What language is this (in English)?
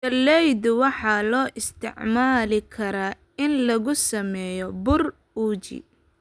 Somali